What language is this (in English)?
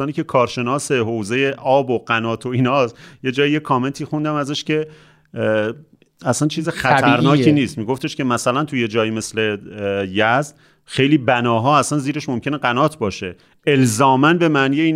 Persian